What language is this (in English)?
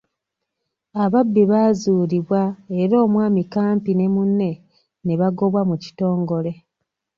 Ganda